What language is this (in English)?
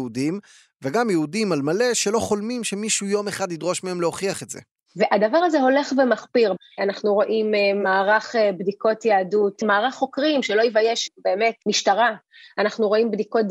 Hebrew